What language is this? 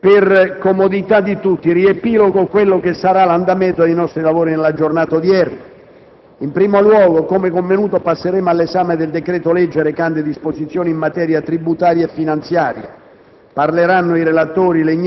Italian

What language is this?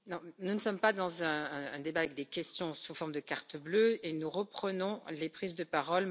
French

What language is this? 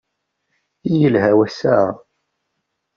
Kabyle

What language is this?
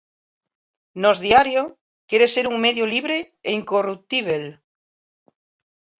Galician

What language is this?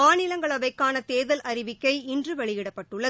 Tamil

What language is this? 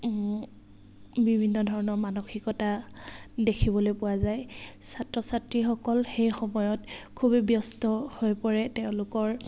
Assamese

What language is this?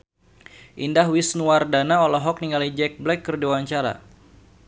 Sundanese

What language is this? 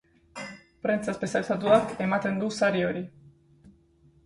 Basque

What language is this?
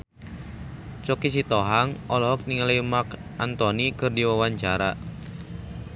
Sundanese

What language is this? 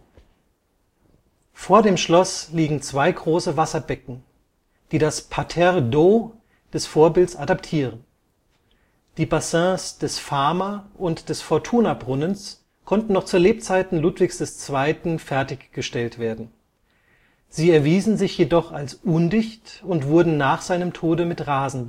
German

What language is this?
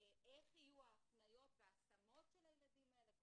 Hebrew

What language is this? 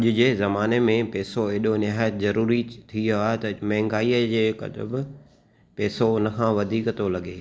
Sindhi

